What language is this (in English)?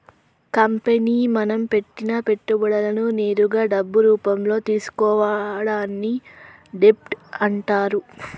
Telugu